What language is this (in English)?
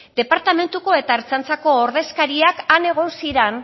Basque